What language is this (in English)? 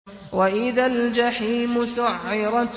Arabic